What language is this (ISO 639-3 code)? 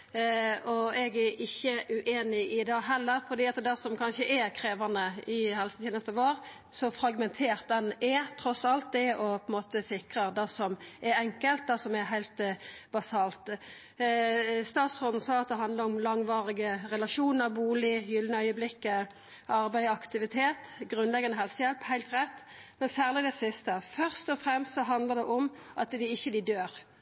nno